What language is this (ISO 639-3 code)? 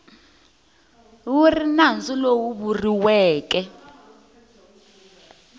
tso